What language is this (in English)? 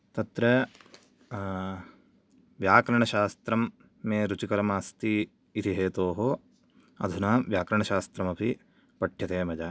Sanskrit